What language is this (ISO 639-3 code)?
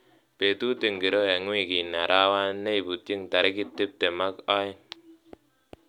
kln